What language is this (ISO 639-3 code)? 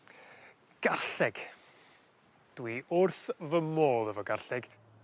cym